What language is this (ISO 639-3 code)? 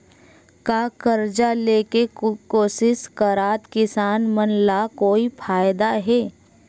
hne